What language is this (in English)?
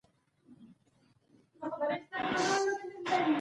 Pashto